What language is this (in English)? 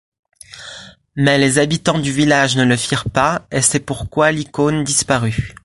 French